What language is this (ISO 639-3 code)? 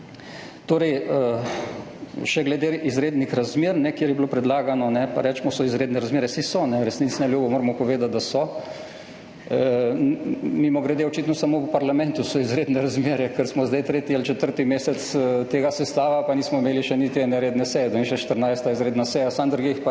slv